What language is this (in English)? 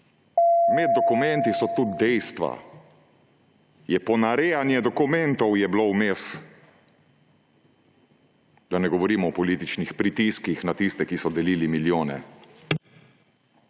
Slovenian